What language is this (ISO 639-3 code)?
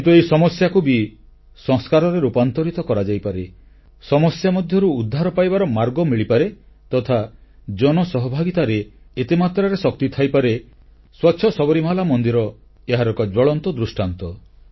ori